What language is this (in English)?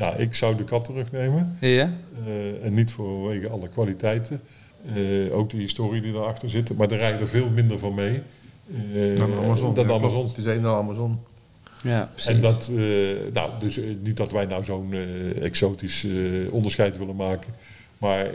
Dutch